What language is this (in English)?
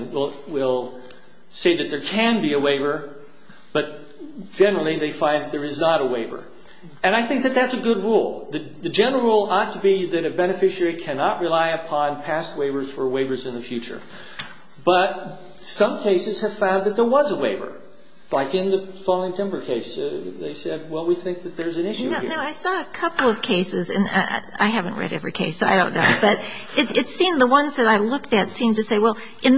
English